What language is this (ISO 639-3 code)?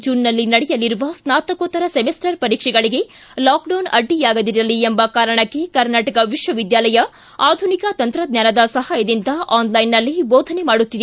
kan